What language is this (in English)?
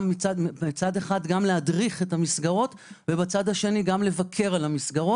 Hebrew